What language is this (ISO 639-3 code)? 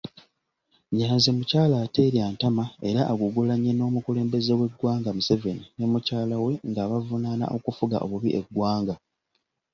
lug